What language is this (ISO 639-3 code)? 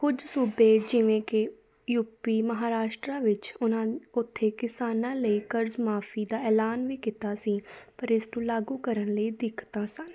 pan